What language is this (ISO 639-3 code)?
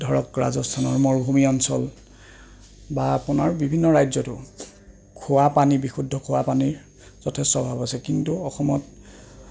asm